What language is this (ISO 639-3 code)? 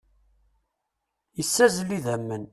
kab